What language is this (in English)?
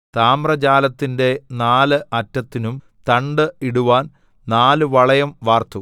Malayalam